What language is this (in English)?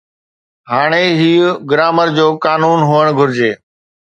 Sindhi